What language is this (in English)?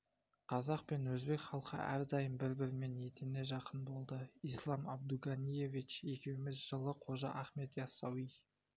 Kazakh